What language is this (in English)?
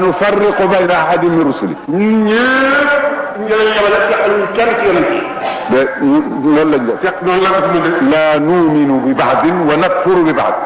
Arabic